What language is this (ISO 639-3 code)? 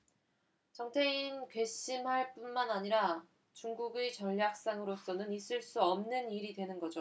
kor